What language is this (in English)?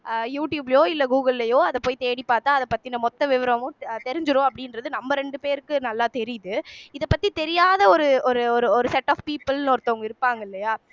Tamil